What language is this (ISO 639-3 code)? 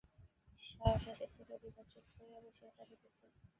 ben